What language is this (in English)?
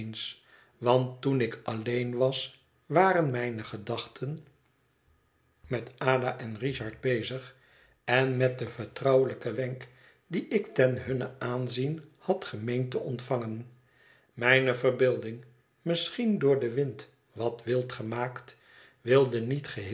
Dutch